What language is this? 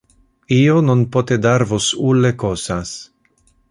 Interlingua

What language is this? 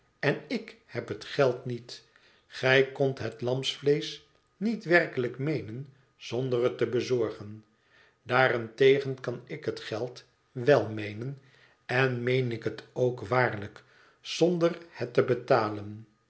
Dutch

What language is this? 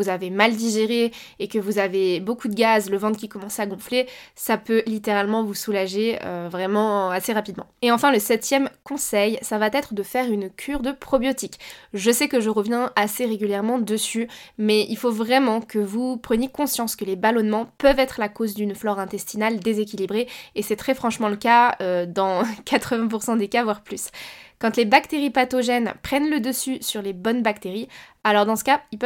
French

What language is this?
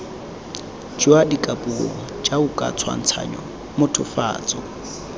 Tswana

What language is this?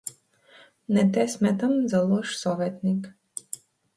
Macedonian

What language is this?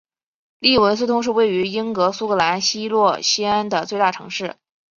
Chinese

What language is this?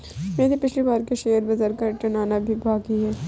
Hindi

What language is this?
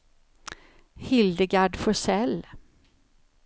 Swedish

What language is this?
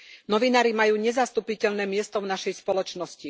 Slovak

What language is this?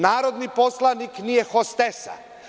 Serbian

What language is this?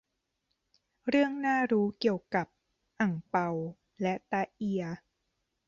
Thai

